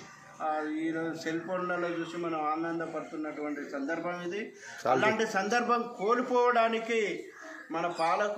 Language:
Telugu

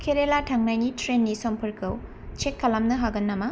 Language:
Bodo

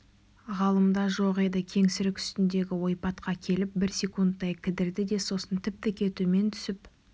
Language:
Kazakh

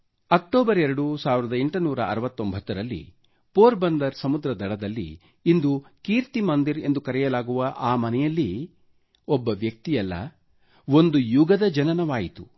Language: Kannada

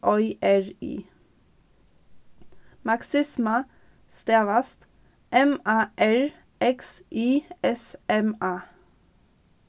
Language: Faroese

